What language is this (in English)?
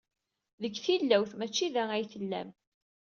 Kabyle